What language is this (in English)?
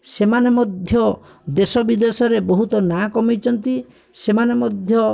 Odia